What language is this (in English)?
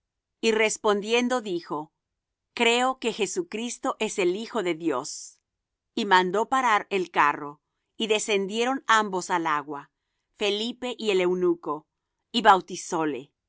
Spanish